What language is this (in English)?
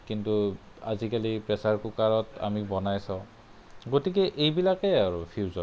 Assamese